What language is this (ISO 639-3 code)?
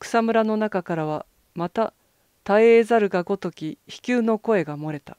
jpn